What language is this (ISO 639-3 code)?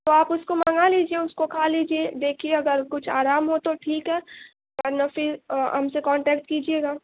urd